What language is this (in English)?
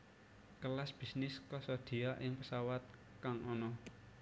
Javanese